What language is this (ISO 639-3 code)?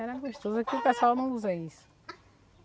por